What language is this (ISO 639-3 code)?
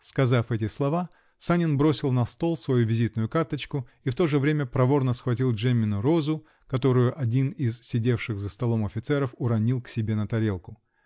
rus